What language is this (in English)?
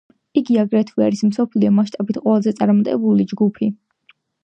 Georgian